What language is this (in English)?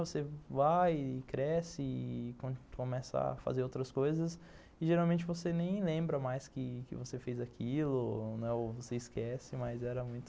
Portuguese